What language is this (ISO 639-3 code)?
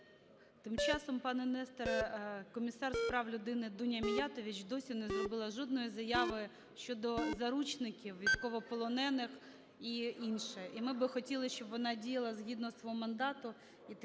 ukr